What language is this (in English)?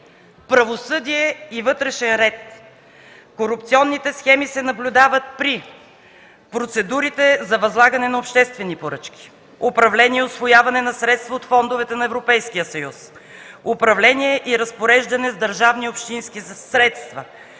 Bulgarian